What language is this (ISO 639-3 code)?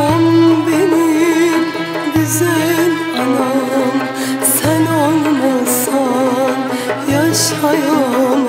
ara